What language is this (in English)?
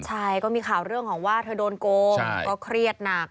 Thai